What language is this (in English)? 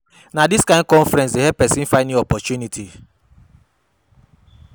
Nigerian Pidgin